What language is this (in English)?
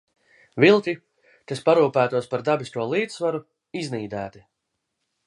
Latvian